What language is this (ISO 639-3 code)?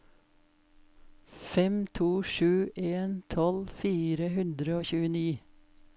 nor